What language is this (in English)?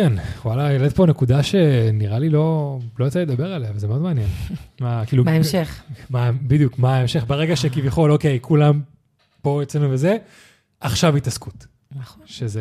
Hebrew